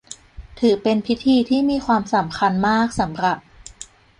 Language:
Thai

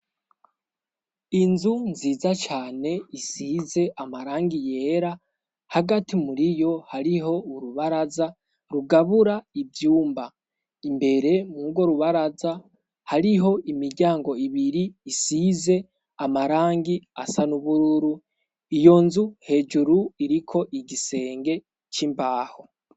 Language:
Rundi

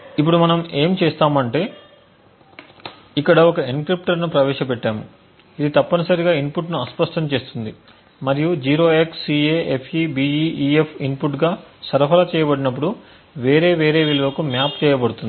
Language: Telugu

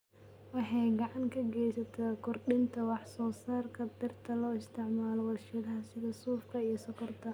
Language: Somali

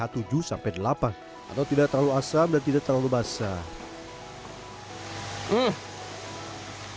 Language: Indonesian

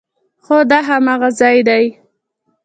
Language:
Pashto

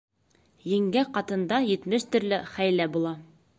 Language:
Bashkir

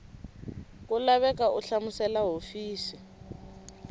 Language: Tsonga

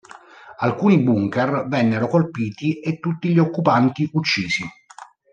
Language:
Italian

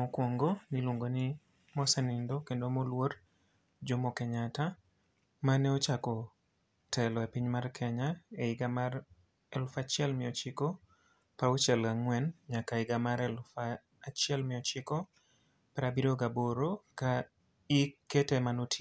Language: Luo (Kenya and Tanzania)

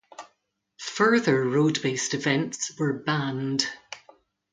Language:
English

